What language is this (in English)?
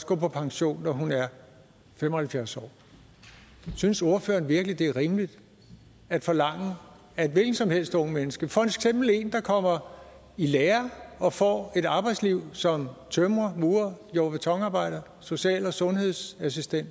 Danish